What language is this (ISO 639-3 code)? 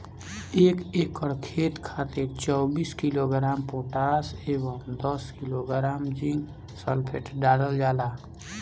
bho